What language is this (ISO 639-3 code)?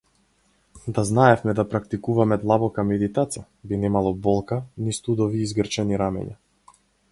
mkd